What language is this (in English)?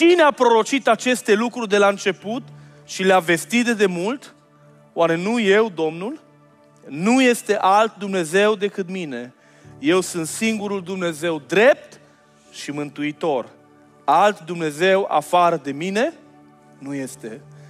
Romanian